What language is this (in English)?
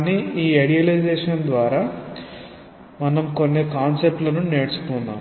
Telugu